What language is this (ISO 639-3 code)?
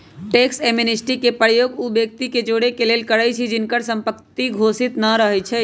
mag